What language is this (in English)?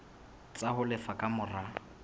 Southern Sotho